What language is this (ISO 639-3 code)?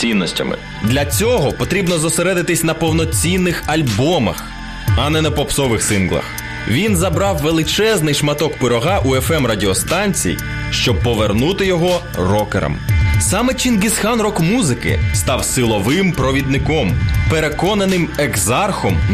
ukr